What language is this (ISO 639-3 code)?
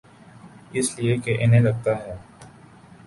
urd